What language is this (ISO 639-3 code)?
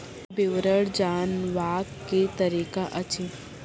mai